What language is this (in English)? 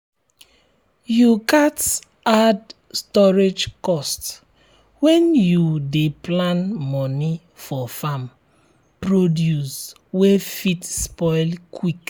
Nigerian Pidgin